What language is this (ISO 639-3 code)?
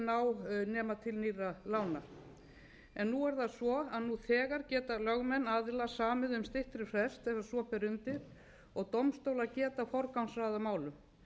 isl